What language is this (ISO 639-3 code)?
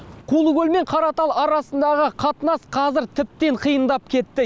kaz